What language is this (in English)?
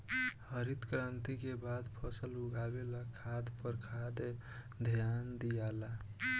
Bhojpuri